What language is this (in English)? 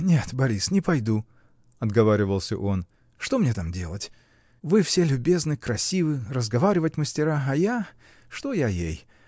Russian